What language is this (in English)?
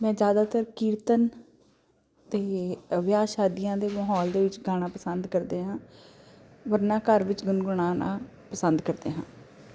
Punjabi